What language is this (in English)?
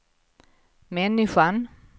Swedish